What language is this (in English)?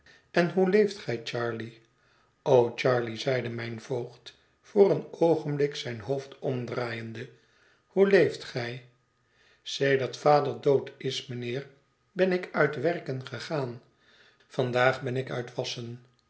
Dutch